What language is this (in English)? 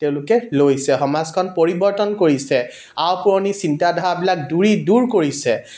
Assamese